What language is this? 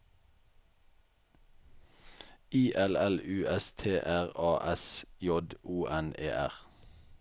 Norwegian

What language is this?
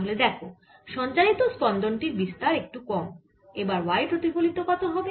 Bangla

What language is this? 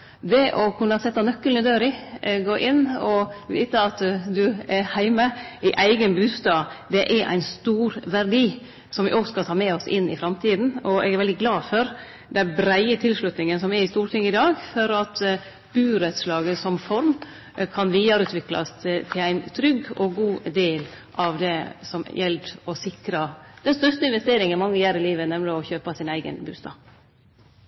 Norwegian Nynorsk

